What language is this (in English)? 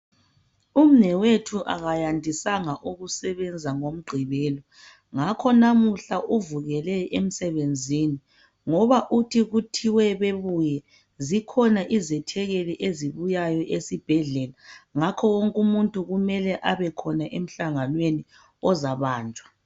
North Ndebele